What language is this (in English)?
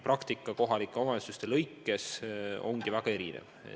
Estonian